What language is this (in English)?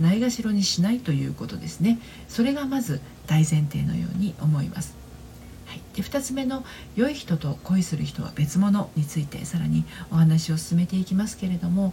Japanese